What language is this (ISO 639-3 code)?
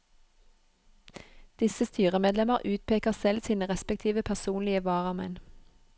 nor